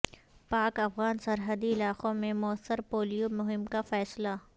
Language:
Urdu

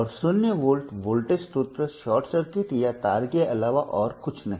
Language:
Hindi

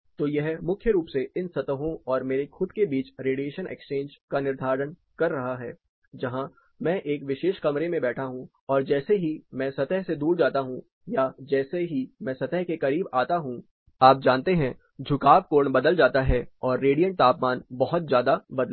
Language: Hindi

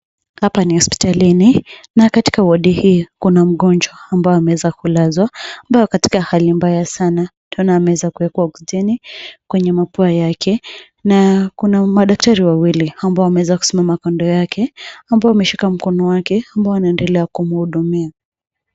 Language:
Swahili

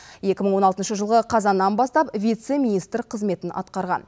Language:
Kazakh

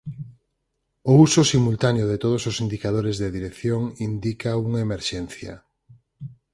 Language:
Galician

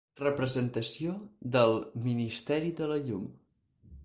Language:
Catalan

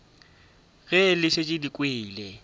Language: Northern Sotho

